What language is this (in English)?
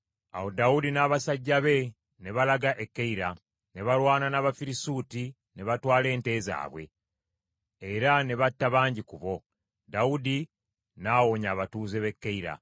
Ganda